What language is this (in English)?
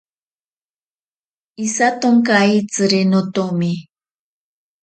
Ashéninka Perené